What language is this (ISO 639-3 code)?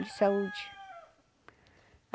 por